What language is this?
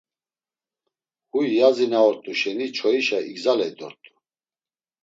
Laz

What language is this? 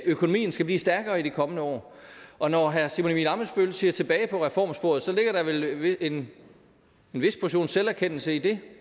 Danish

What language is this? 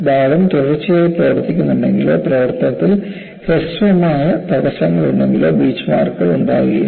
Malayalam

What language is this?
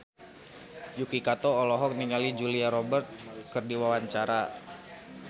Sundanese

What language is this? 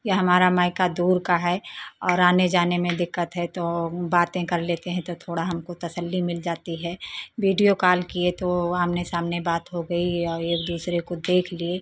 Hindi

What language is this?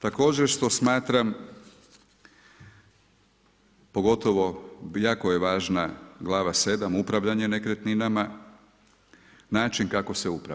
Croatian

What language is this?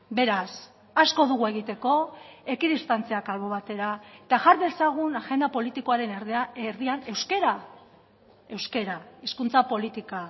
Basque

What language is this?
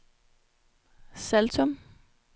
Danish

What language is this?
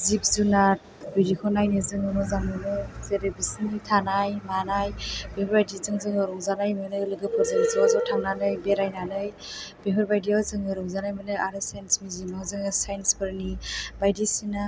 Bodo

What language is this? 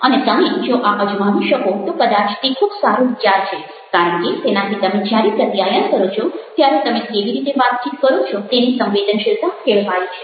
Gujarati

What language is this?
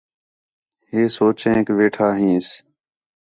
Khetrani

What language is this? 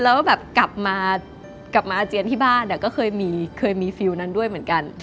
Thai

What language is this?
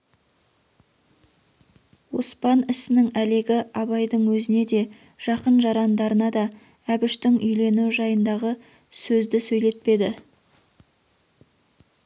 Kazakh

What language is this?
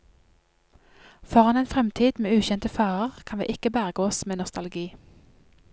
Norwegian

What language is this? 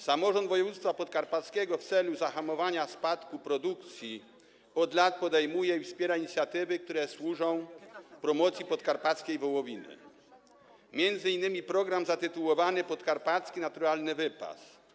Polish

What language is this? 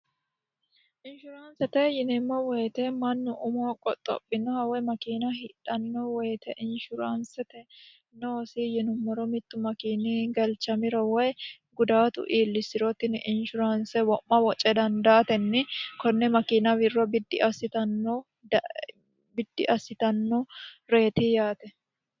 Sidamo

